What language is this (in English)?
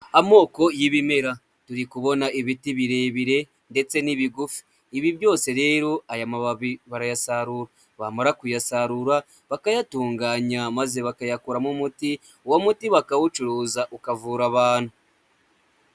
Kinyarwanda